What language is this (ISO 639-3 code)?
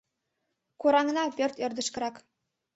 chm